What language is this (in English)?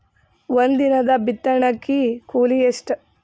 Kannada